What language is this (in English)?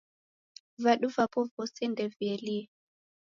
Taita